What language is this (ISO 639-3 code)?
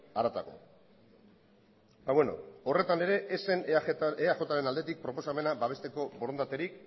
eus